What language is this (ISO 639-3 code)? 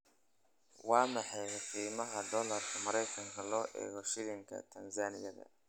som